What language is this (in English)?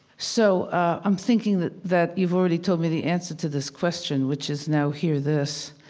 English